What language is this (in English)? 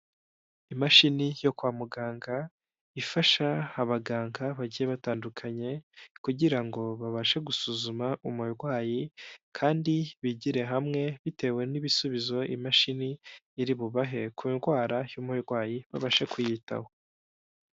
Kinyarwanda